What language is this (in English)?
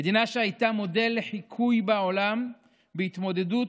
Hebrew